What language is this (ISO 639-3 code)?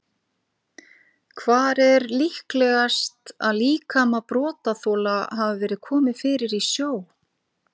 isl